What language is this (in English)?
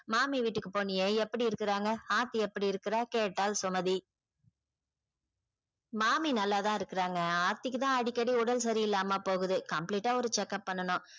Tamil